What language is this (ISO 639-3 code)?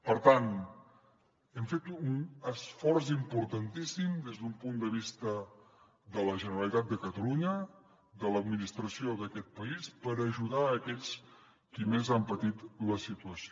cat